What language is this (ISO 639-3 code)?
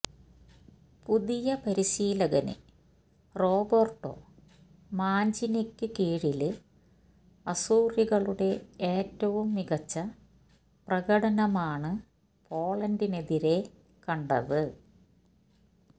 mal